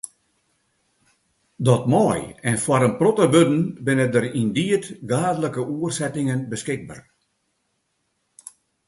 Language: Western Frisian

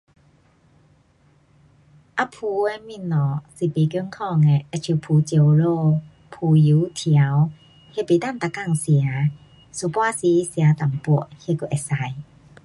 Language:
Pu-Xian Chinese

